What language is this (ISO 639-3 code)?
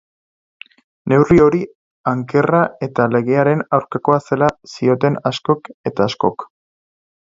eus